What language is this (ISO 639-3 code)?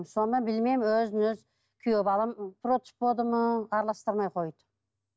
kaz